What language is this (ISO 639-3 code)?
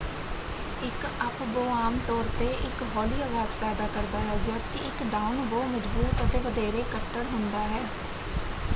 pan